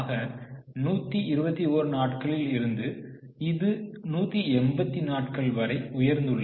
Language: Tamil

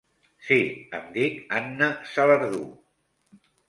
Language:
Catalan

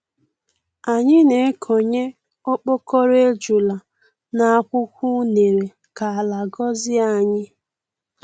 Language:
Igbo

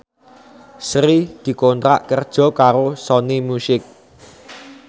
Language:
Javanese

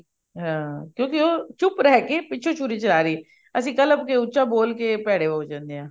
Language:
Punjabi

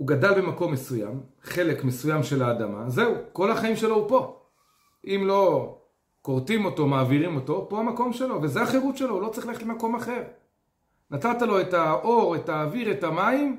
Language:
Hebrew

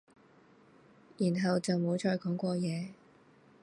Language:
Cantonese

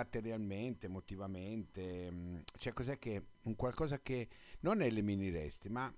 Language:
Italian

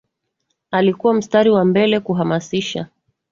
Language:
Swahili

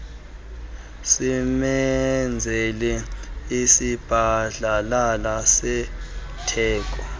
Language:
Xhosa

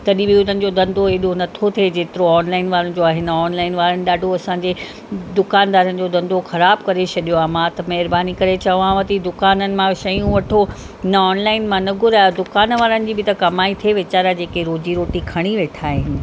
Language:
Sindhi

